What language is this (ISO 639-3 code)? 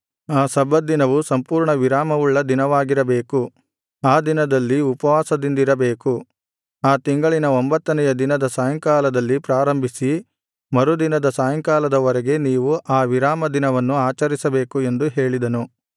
kan